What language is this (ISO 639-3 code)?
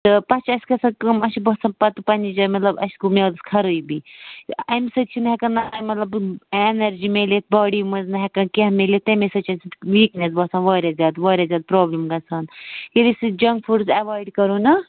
kas